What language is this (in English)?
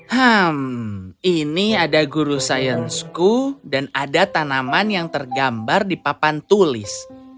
Indonesian